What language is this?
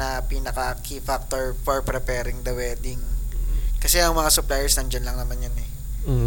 Filipino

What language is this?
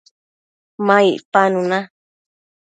Matsés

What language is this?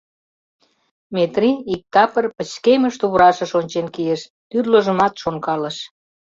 Mari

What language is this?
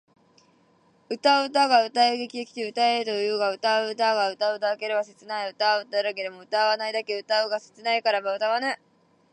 Japanese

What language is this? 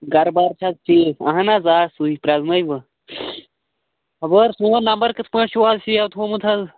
Kashmiri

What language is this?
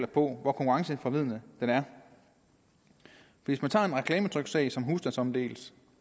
Danish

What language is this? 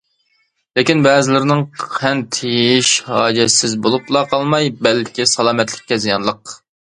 Uyghur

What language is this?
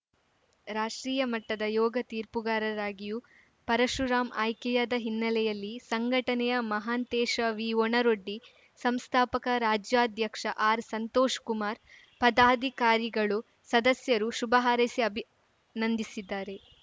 Kannada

